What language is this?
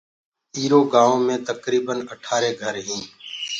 Gurgula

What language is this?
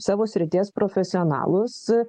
Lithuanian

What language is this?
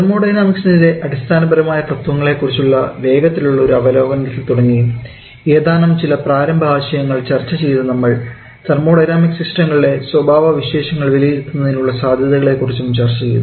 Malayalam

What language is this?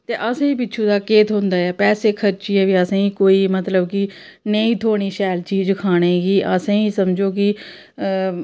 Dogri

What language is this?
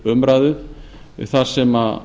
Icelandic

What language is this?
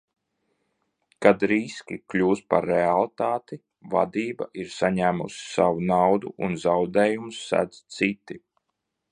Latvian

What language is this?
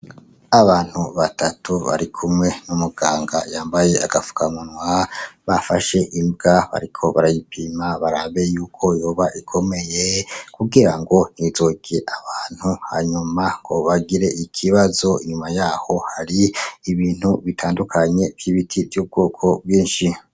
Rundi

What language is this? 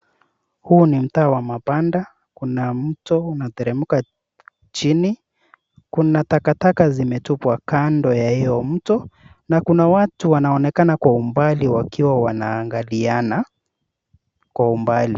Swahili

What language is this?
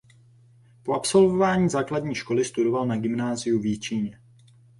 Czech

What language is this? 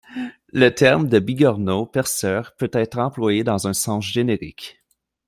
French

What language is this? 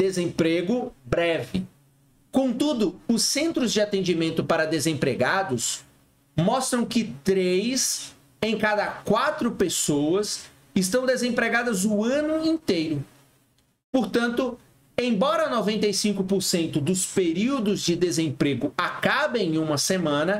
Portuguese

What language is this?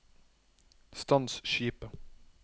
Norwegian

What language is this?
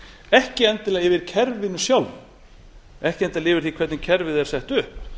Icelandic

